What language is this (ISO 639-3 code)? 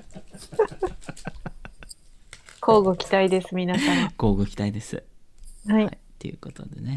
jpn